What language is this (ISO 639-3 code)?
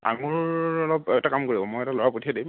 asm